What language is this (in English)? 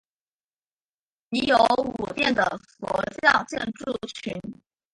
Chinese